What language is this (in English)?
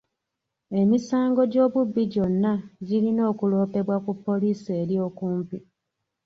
Ganda